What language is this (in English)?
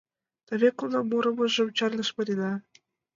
Mari